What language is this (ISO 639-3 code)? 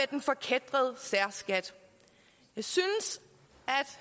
dan